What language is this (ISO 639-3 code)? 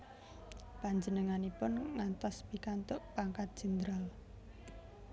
jav